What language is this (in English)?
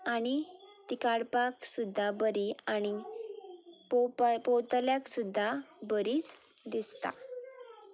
Konkani